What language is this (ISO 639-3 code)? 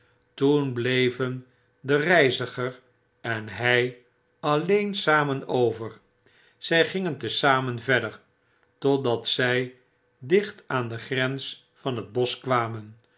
nld